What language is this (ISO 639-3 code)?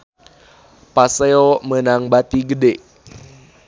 sun